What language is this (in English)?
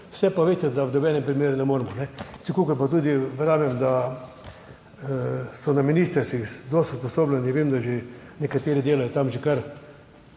Slovenian